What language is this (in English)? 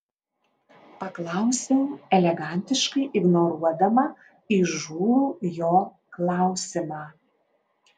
Lithuanian